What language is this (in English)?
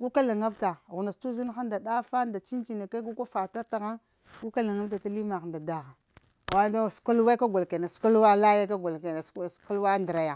Lamang